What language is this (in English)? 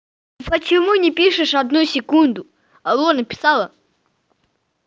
Russian